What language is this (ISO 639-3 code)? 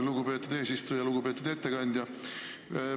est